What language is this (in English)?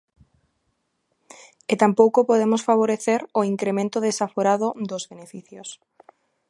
Galician